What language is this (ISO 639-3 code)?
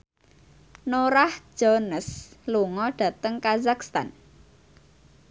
jav